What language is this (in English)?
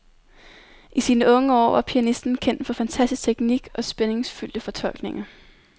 Danish